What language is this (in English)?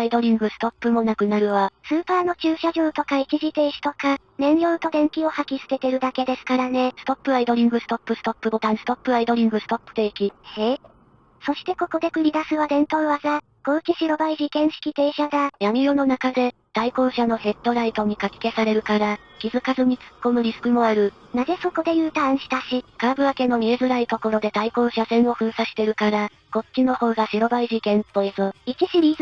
Japanese